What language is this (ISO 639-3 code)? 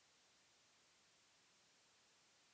bho